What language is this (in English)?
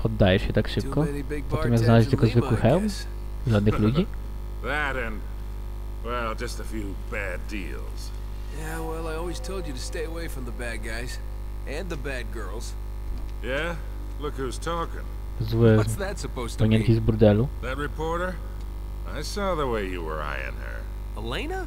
Polish